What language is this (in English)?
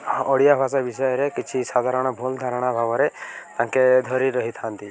Odia